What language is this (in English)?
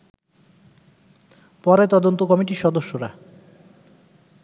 Bangla